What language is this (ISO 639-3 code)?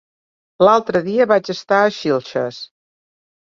cat